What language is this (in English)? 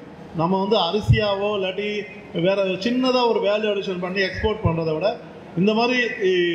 Tamil